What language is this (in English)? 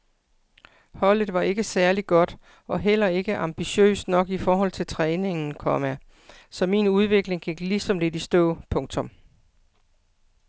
Danish